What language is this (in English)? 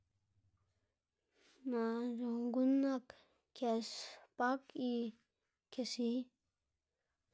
Xanaguía Zapotec